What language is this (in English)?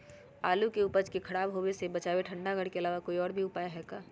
Magahi